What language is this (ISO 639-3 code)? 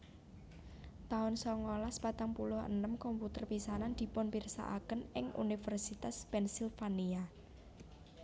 jav